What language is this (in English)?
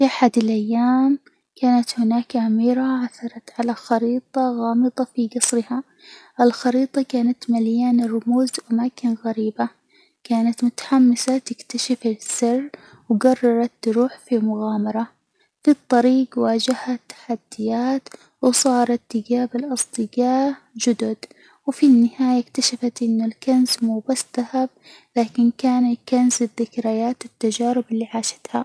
Hijazi Arabic